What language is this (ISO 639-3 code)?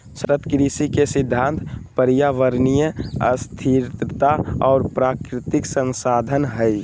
mag